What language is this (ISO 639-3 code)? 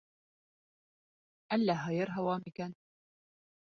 bak